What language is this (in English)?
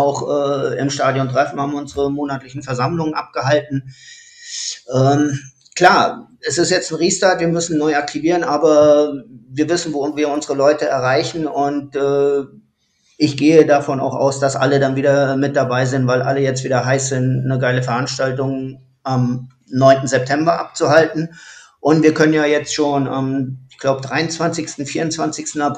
German